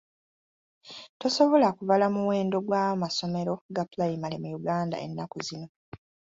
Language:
Ganda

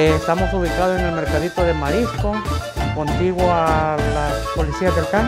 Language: Spanish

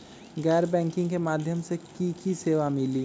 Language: Magahi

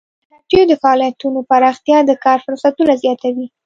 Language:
Pashto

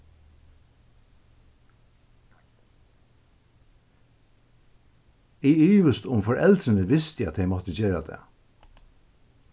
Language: Faroese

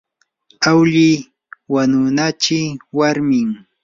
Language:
Yanahuanca Pasco Quechua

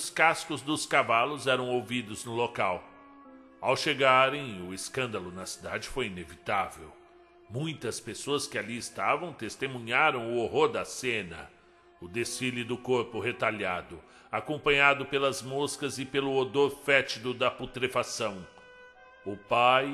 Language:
Portuguese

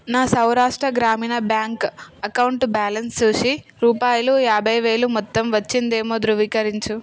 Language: Telugu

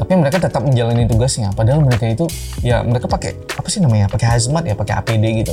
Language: Indonesian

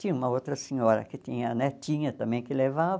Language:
Portuguese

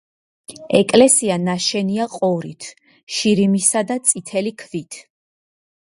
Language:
Georgian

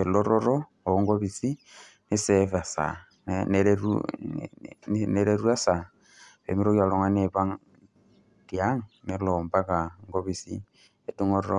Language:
Masai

